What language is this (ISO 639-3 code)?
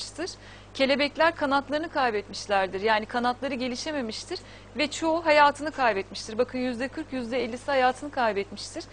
tur